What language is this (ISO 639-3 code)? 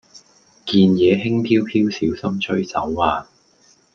yue